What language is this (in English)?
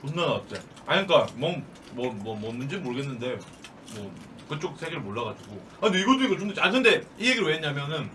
Korean